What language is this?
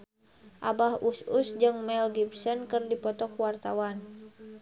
Sundanese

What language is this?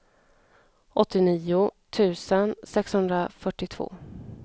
Swedish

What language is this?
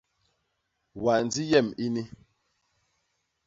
Basaa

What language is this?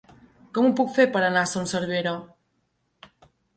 Catalan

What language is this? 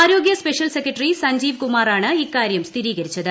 Malayalam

